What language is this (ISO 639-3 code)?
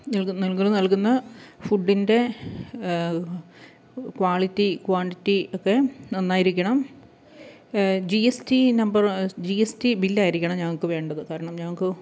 mal